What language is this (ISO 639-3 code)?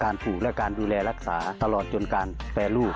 tha